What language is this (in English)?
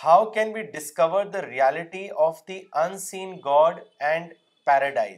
Urdu